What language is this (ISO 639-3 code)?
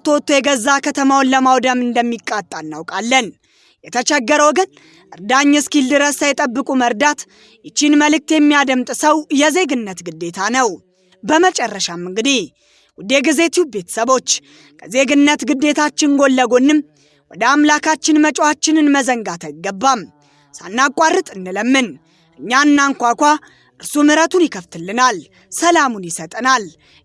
amh